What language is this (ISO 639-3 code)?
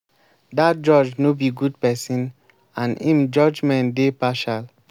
pcm